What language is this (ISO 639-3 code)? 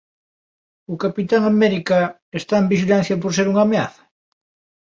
glg